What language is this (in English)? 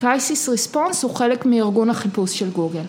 Hebrew